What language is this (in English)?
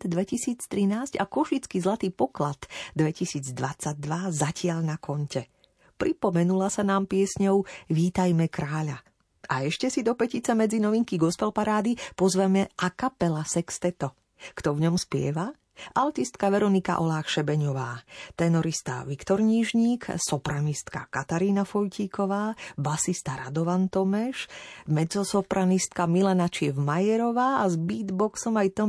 Slovak